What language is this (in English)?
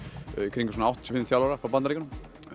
Icelandic